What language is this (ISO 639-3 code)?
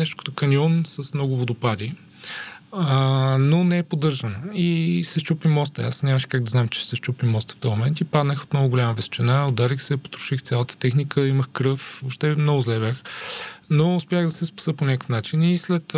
bul